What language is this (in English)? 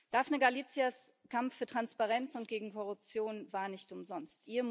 German